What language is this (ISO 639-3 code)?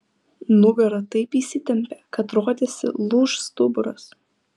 lit